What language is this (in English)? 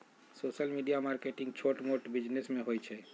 Magahi